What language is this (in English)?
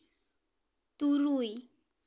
Santali